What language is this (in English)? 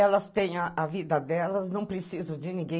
Portuguese